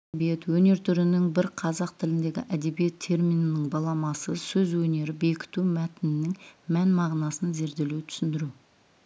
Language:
Kazakh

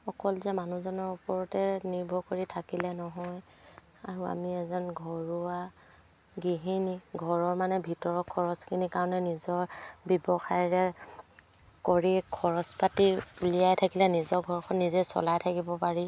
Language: Assamese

